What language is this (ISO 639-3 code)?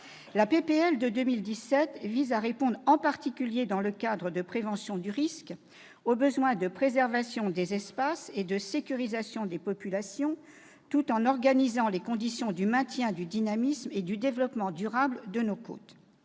fra